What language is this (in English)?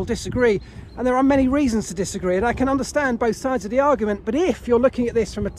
English